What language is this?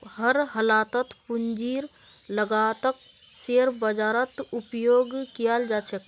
Magahi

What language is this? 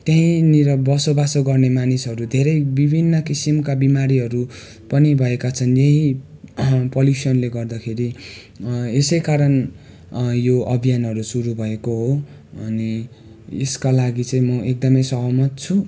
Nepali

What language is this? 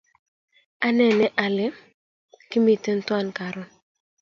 Kalenjin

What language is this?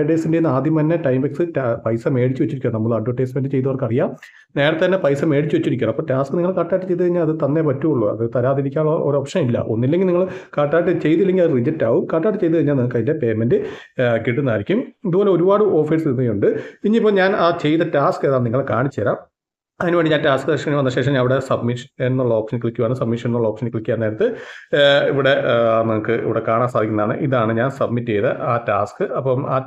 Malayalam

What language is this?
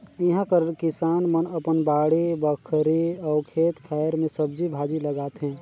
Chhattisgarhi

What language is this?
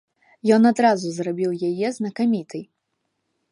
Belarusian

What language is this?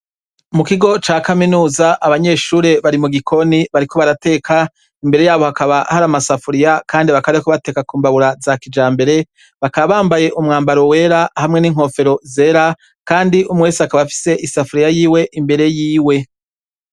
Rundi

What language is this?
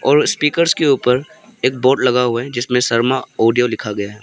Hindi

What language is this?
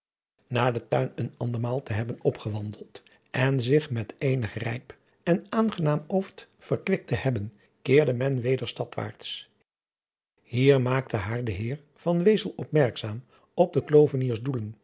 Dutch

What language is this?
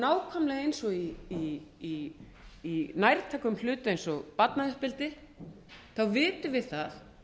Icelandic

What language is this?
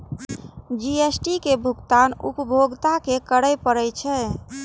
Maithili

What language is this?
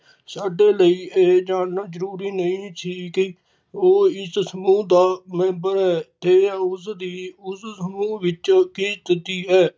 Punjabi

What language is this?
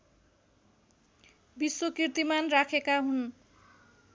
Nepali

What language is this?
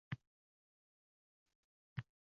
Uzbek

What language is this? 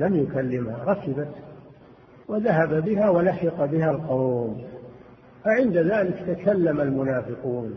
Arabic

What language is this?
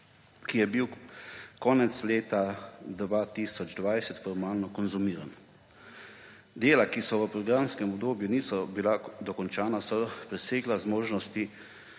Slovenian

